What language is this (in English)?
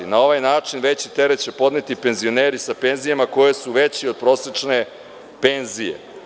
Serbian